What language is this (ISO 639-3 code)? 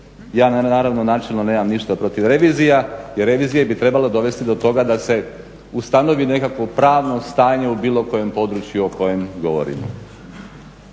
hrv